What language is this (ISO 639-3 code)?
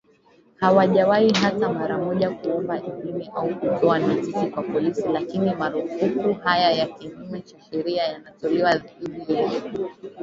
swa